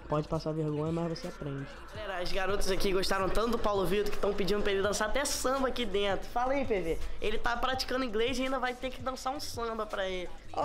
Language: Portuguese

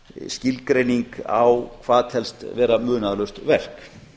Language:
Icelandic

